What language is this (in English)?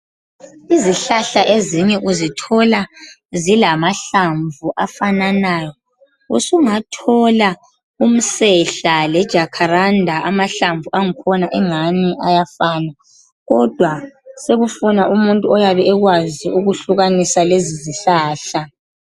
North Ndebele